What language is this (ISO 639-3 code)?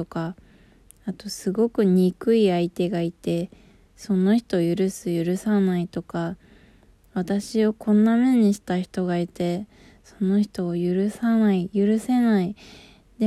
jpn